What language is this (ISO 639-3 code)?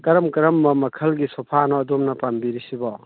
mni